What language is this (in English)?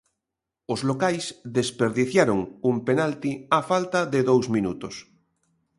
Galician